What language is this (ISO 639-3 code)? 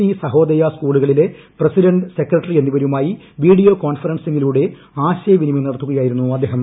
mal